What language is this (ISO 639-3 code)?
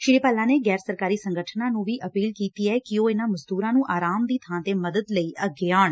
pan